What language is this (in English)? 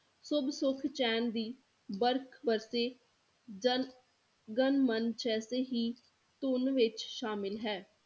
Punjabi